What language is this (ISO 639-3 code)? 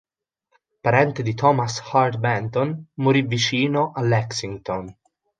ita